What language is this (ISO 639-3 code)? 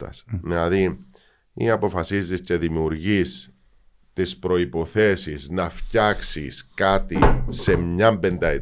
ell